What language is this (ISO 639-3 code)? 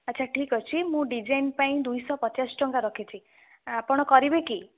ori